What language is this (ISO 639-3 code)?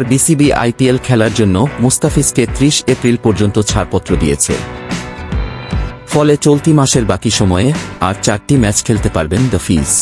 ara